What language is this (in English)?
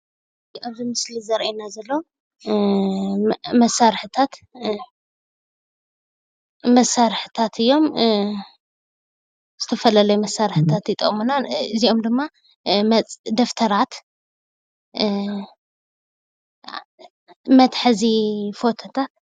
Tigrinya